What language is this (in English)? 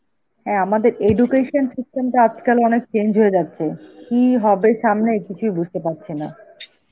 Bangla